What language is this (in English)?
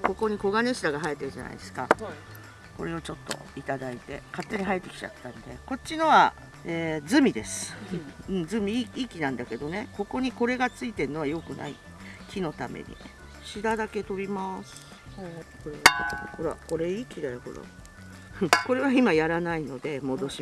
Japanese